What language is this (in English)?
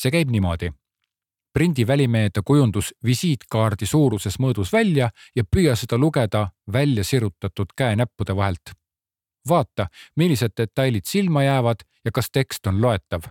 Czech